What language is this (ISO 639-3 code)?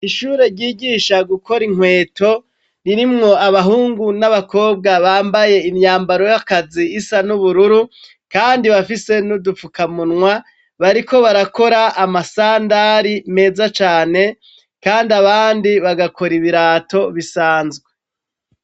run